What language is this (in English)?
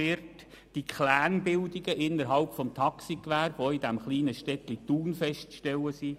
Swiss German